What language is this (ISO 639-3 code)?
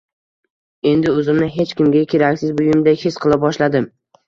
uzb